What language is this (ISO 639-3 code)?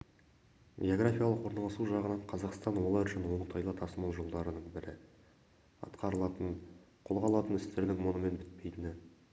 kaz